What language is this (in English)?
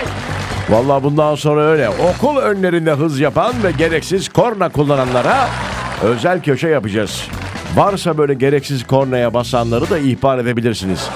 Turkish